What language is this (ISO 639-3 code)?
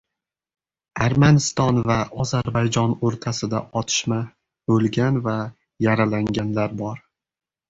uzb